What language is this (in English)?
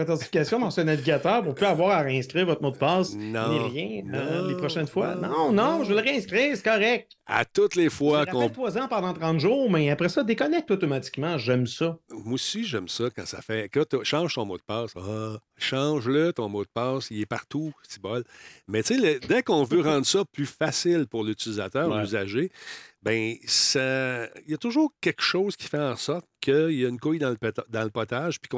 French